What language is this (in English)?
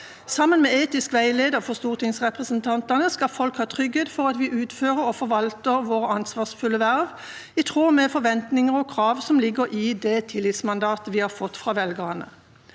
Norwegian